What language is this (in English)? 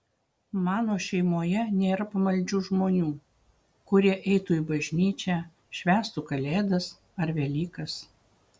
Lithuanian